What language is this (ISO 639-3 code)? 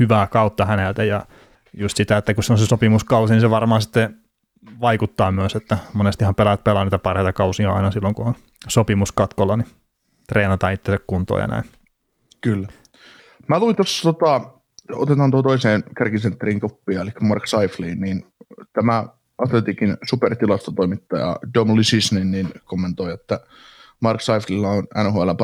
fin